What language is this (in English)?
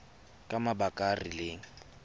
Tswana